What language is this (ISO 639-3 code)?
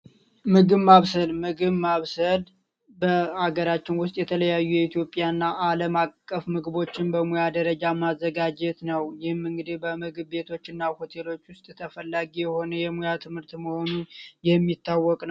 amh